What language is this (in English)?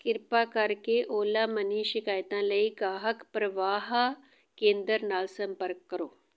Punjabi